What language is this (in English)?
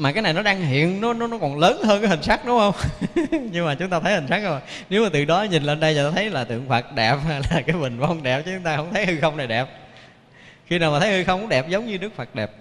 Vietnamese